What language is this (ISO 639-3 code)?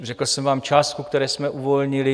ces